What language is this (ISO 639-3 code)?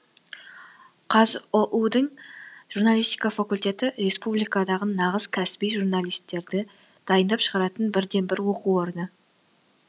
kaz